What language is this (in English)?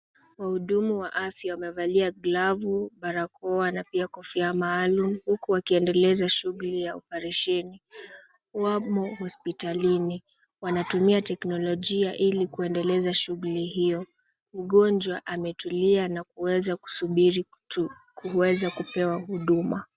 Swahili